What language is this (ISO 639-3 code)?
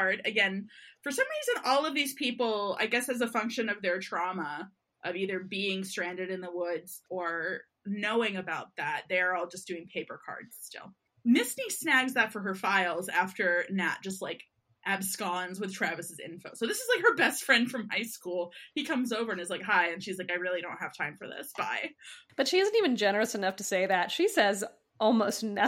eng